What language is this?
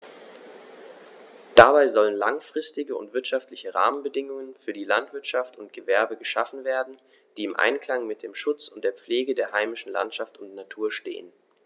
German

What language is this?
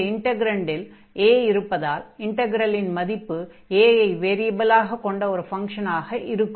Tamil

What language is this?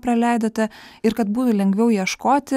Lithuanian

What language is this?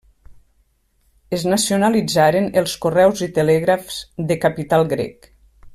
Catalan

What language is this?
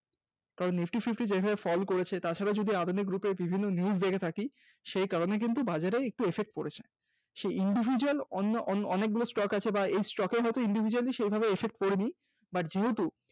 Bangla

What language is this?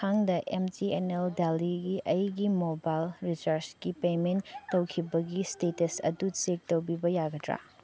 Manipuri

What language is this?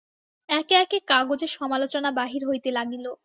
Bangla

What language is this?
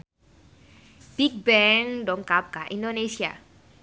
Sundanese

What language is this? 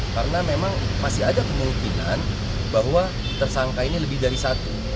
Indonesian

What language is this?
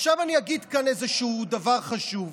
Hebrew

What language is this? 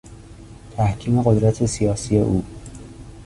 Persian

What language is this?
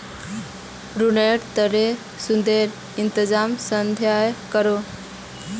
Magahi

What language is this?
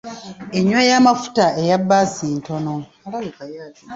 Ganda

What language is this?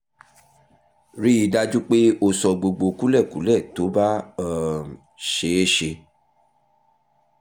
Yoruba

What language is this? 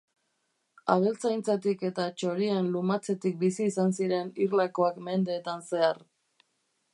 Basque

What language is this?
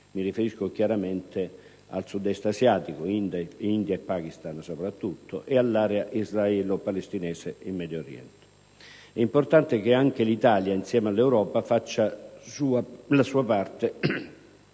Italian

